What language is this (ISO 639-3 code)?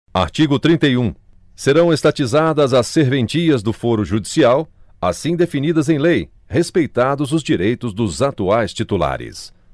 por